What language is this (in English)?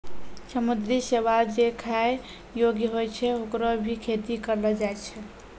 Maithili